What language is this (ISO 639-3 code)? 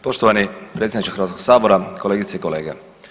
hrv